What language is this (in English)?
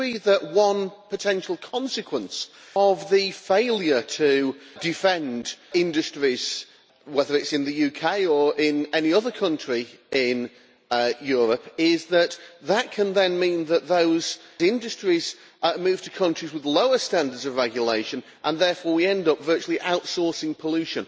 English